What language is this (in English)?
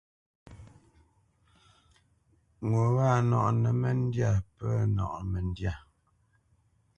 Bamenyam